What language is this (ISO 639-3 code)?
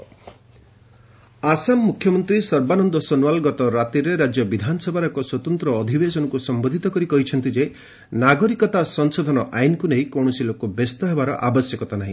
ori